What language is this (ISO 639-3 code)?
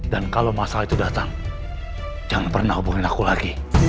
ind